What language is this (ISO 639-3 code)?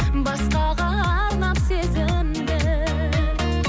kaz